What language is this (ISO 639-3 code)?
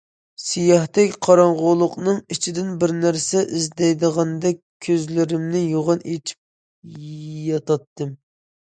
uig